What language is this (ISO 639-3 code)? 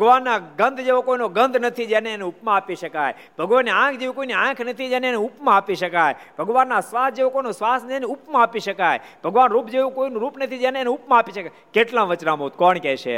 guj